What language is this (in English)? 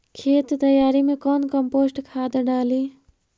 Magahi